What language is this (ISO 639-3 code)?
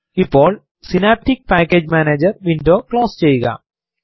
mal